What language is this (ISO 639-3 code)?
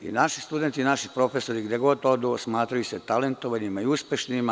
srp